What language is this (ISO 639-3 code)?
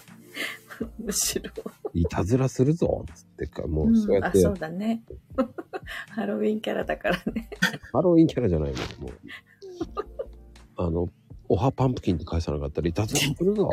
jpn